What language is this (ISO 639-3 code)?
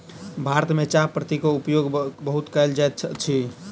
mai